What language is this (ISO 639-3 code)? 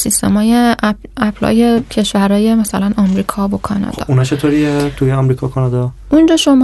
fas